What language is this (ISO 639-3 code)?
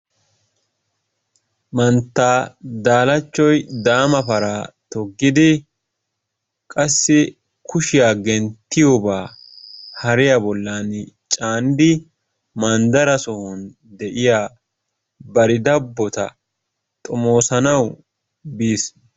wal